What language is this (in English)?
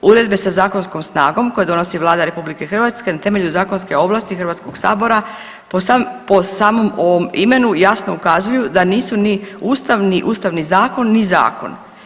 Croatian